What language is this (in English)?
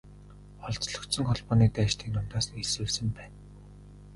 Mongolian